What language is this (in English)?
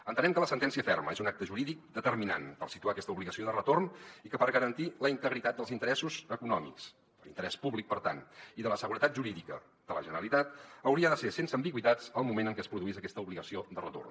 Catalan